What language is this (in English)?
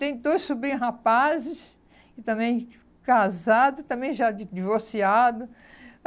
Portuguese